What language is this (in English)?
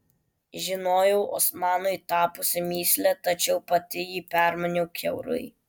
Lithuanian